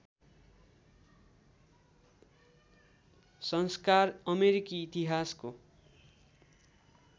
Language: Nepali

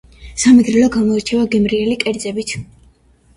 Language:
Georgian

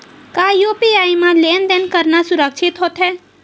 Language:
Chhattisgarhi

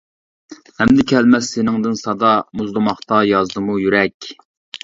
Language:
Uyghur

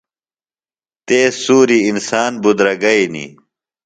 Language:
Phalura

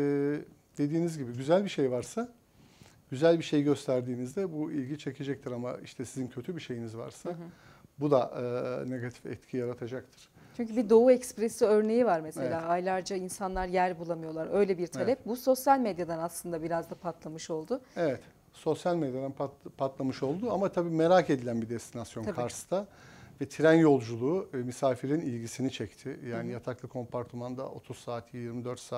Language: Turkish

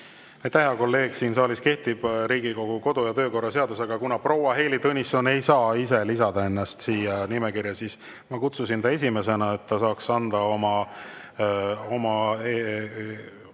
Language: Estonian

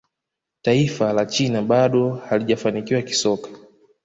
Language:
Swahili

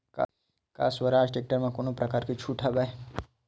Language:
Chhattisgarhi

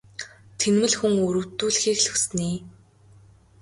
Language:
Mongolian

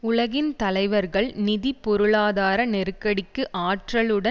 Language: Tamil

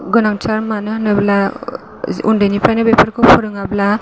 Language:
Bodo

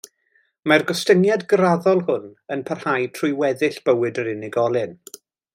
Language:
Welsh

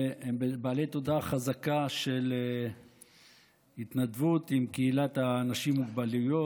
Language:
Hebrew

